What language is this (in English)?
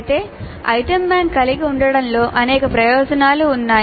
Telugu